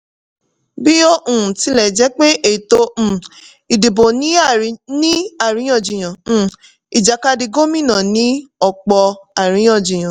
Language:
Yoruba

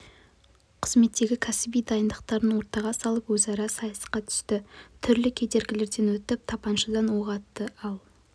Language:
Kazakh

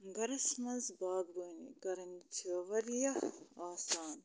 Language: Kashmiri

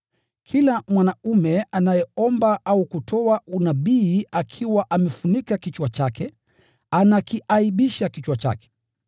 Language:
Swahili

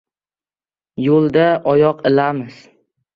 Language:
Uzbek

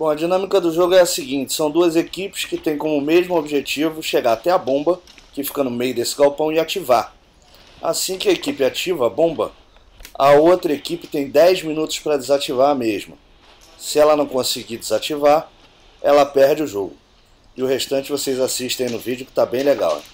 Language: Portuguese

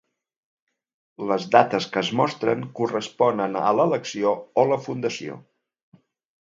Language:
Catalan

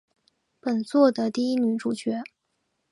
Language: Chinese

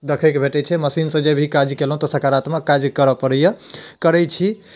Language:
Maithili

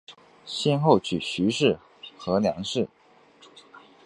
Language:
Chinese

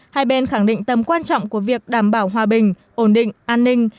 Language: Vietnamese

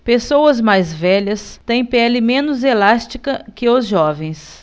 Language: Portuguese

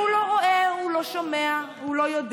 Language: Hebrew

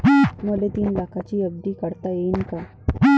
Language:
Marathi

